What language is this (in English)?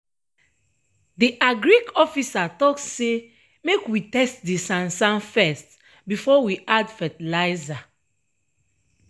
Nigerian Pidgin